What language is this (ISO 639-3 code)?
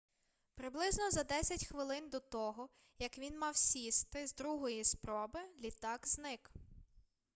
ukr